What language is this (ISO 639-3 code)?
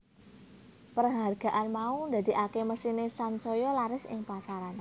jav